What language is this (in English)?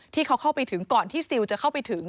Thai